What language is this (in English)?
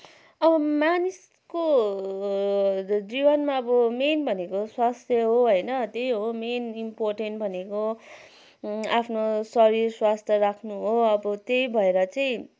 Nepali